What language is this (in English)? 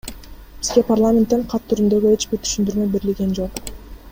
Kyrgyz